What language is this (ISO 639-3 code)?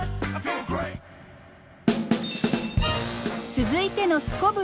jpn